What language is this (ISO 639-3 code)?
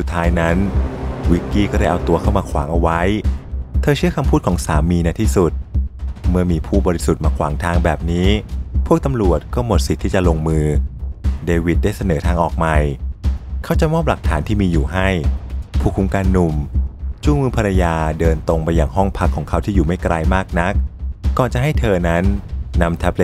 tha